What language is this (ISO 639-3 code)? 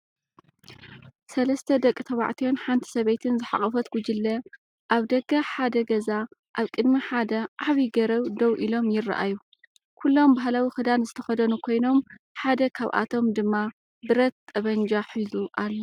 tir